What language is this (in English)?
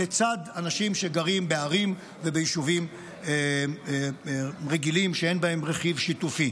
Hebrew